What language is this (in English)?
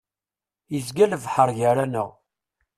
Kabyle